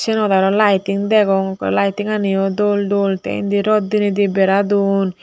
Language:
Chakma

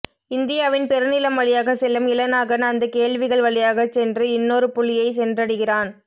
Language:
Tamil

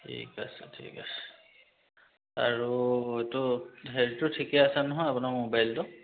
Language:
Assamese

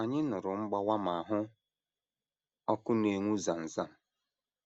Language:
Igbo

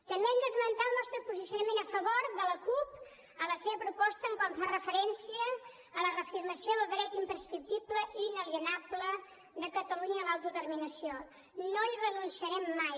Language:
Catalan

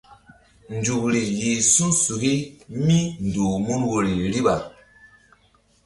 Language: Mbum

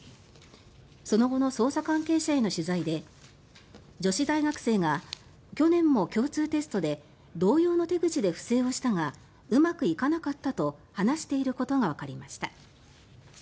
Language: Japanese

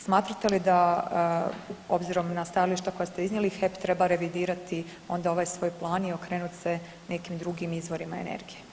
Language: Croatian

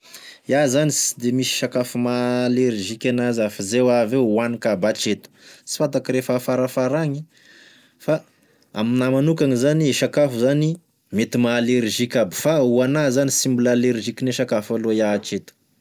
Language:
Tesaka Malagasy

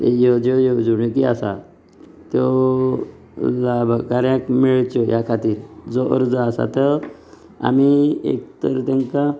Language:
Konkani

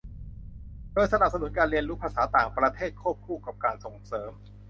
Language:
Thai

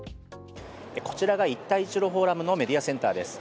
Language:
Japanese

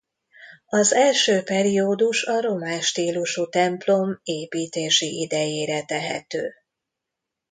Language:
Hungarian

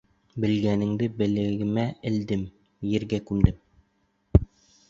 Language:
Bashkir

